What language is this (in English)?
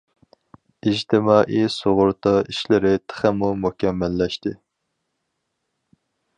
Uyghur